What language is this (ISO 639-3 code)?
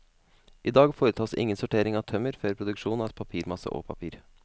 nor